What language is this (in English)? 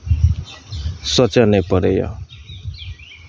Maithili